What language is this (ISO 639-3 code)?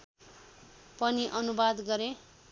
nep